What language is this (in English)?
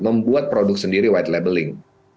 Indonesian